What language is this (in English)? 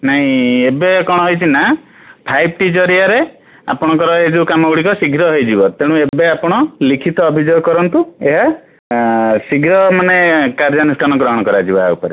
Odia